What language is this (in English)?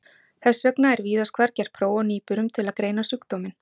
Icelandic